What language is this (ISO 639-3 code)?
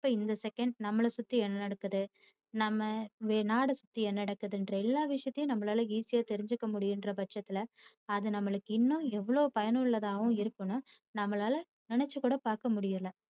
tam